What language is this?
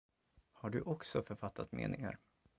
Swedish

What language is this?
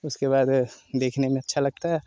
Hindi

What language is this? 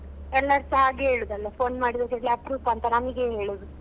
Kannada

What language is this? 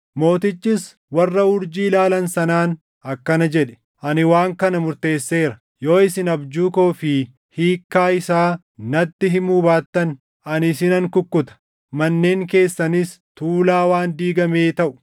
Oromo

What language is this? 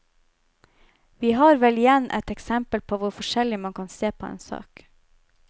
Norwegian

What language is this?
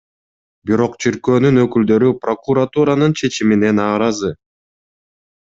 Kyrgyz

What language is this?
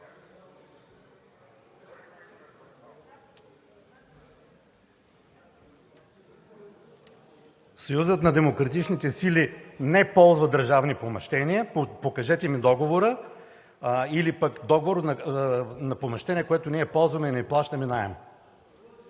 Bulgarian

